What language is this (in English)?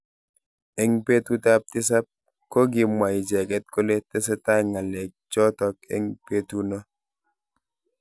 Kalenjin